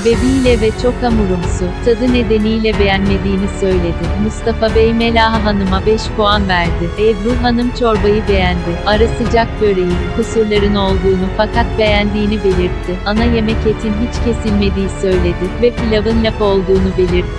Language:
Turkish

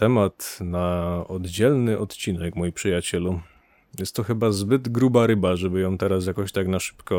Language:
Polish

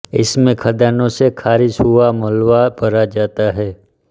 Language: Hindi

